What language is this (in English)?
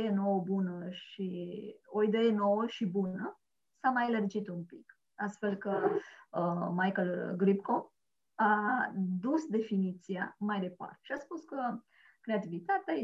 Romanian